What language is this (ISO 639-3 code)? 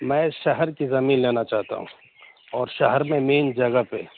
urd